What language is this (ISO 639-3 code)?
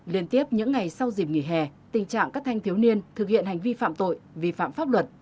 vie